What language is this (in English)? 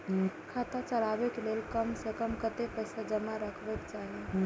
Maithili